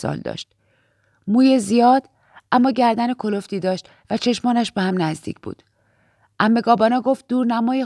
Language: Persian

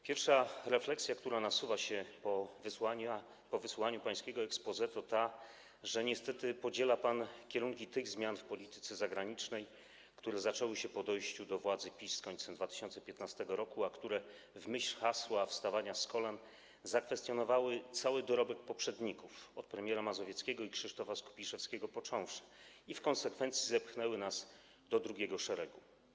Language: Polish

